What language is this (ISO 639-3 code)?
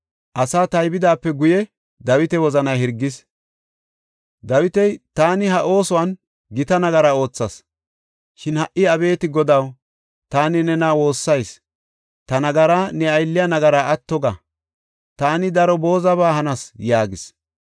gof